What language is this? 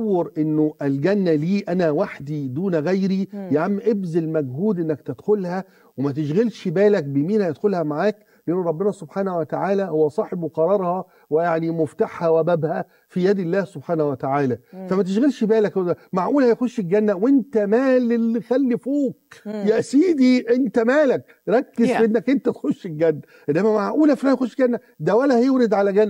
Arabic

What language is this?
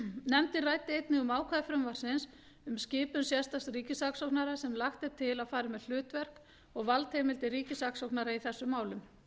Icelandic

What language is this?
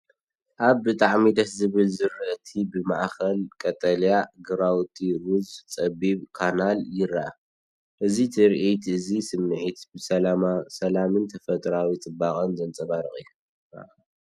Tigrinya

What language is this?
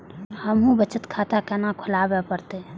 Maithili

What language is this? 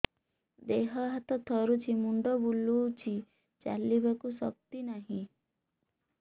Odia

